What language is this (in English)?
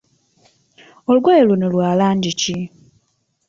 Ganda